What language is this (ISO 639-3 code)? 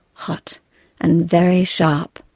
eng